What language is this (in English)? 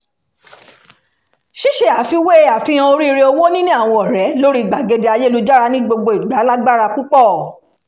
Yoruba